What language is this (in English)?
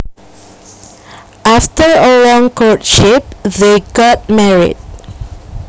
Javanese